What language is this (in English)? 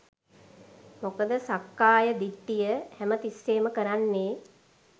Sinhala